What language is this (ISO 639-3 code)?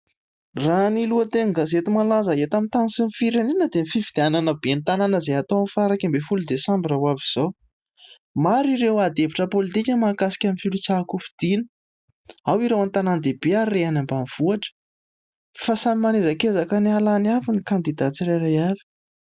mlg